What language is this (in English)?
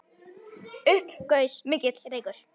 Icelandic